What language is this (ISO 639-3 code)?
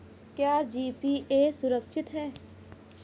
hin